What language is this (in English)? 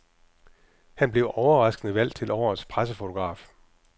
Danish